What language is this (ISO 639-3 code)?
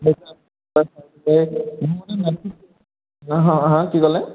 asm